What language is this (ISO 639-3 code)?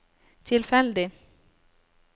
nor